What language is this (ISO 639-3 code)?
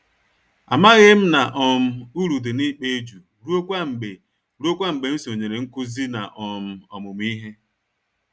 ibo